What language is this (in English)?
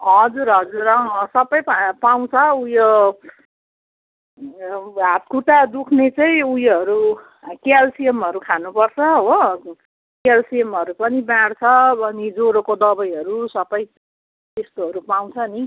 Nepali